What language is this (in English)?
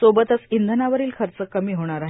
Marathi